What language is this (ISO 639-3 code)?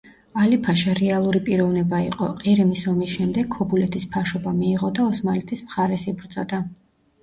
kat